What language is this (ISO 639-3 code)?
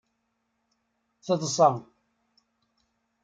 kab